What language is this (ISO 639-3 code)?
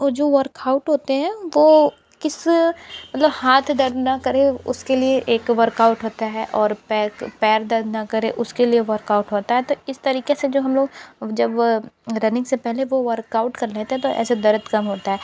hin